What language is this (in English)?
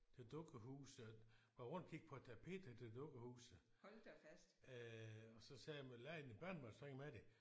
Danish